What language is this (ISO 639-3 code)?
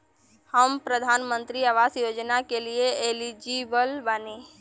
bho